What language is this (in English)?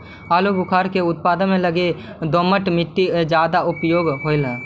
Magahi